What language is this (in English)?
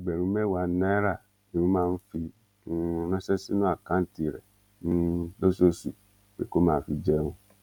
Yoruba